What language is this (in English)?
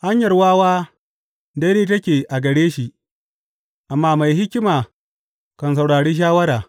Hausa